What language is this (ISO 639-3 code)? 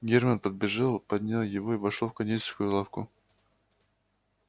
rus